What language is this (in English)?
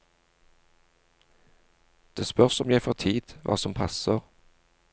Norwegian